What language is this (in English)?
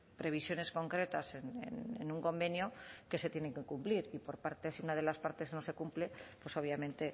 Spanish